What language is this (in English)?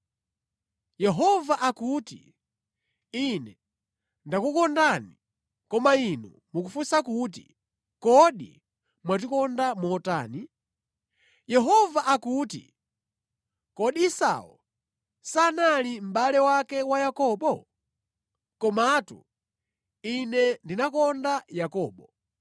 Nyanja